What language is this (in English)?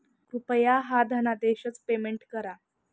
Marathi